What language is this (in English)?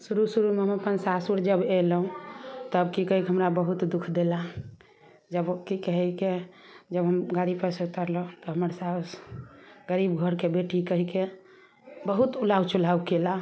Maithili